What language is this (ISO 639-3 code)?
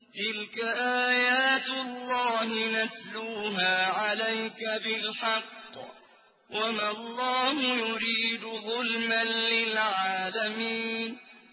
ara